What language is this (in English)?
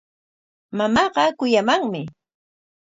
Corongo Ancash Quechua